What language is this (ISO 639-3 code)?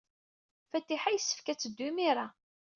kab